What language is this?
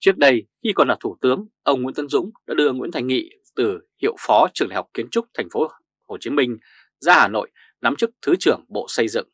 Vietnamese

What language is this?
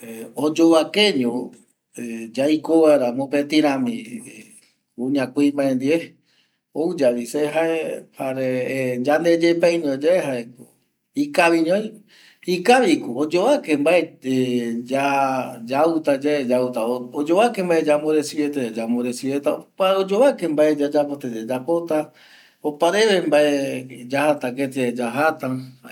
Eastern Bolivian Guaraní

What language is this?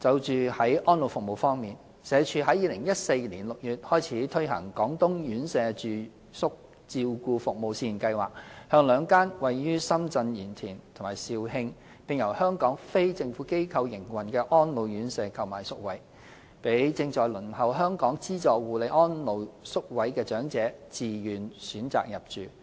Cantonese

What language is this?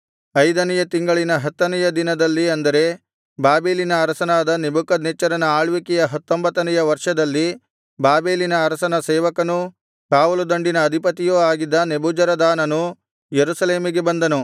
Kannada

